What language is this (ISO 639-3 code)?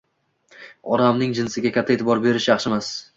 uzb